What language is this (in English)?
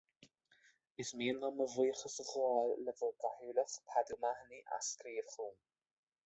Irish